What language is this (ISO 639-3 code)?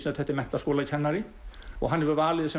isl